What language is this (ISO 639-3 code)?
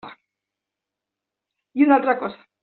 cat